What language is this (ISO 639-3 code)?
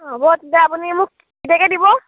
asm